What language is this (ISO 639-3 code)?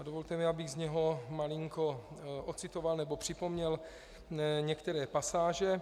ces